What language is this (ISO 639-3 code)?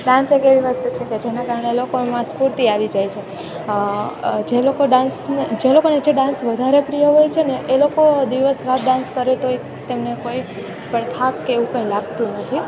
guj